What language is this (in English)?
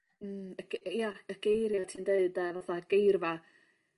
Welsh